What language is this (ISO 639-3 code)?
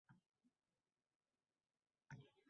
uzb